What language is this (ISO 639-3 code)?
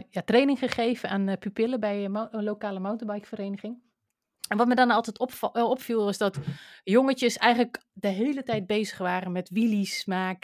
nld